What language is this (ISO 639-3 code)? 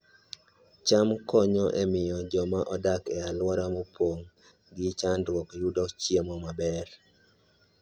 luo